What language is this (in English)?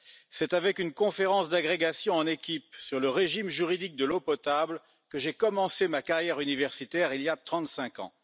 French